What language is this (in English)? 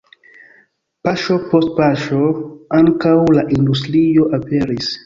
Esperanto